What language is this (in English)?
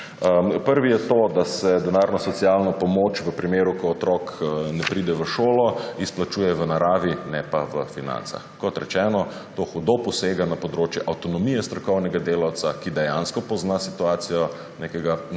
Slovenian